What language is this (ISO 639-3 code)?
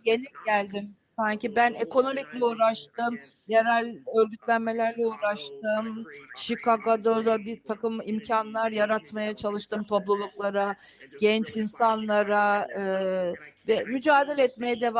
tur